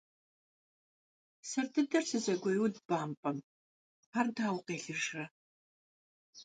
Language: Kabardian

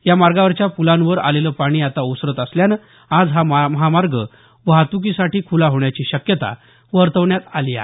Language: Marathi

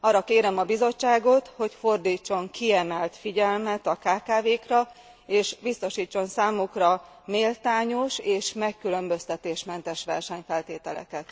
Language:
Hungarian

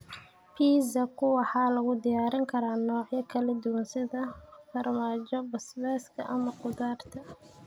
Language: Somali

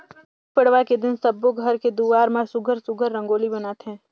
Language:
Chhattisgarhi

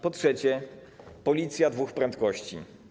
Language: Polish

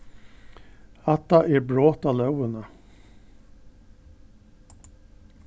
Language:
Faroese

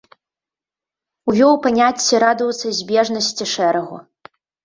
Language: Belarusian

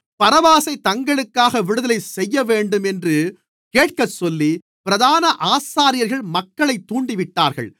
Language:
Tamil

